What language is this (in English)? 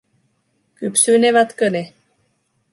Finnish